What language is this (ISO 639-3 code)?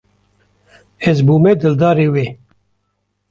kur